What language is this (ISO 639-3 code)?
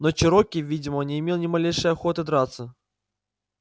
rus